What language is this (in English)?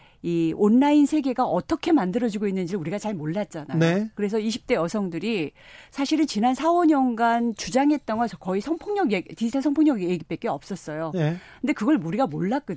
Korean